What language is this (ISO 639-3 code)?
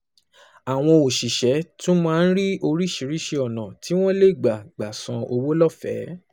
yor